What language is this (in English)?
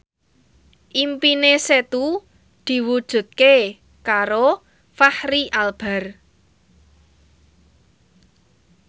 Javanese